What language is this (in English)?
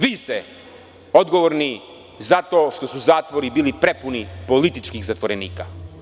Serbian